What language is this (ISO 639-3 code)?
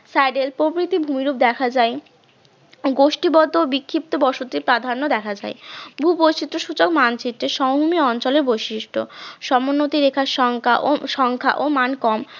ben